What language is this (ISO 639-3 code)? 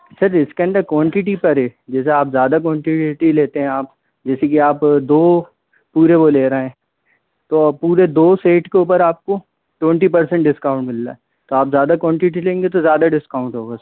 hin